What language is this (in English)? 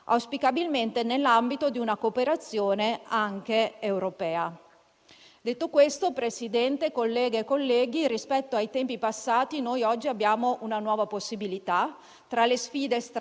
Italian